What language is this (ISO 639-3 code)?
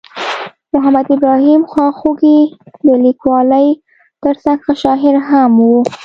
pus